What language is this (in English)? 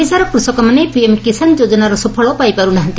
Odia